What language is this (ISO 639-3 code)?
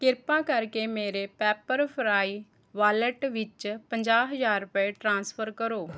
pan